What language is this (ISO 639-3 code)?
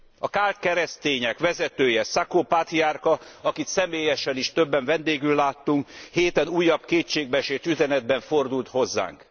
hun